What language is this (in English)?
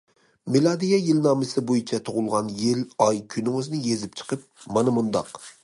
Uyghur